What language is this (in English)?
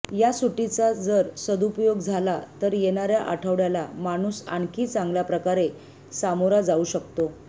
Marathi